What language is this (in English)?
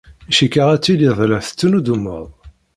Kabyle